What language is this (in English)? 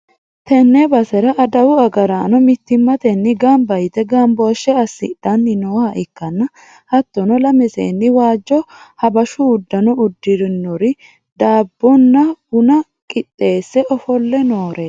Sidamo